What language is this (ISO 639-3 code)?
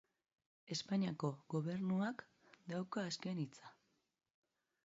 eus